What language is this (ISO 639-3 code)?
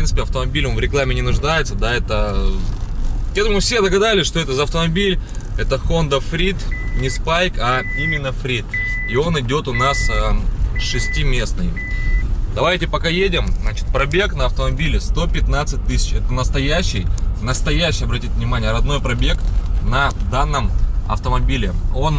rus